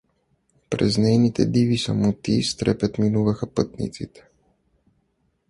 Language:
Bulgarian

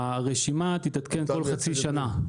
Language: Hebrew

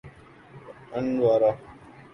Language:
Urdu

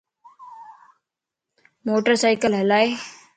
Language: Lasi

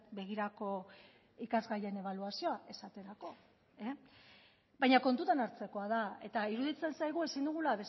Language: Basque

